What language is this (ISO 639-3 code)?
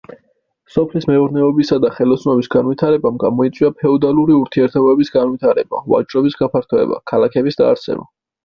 kat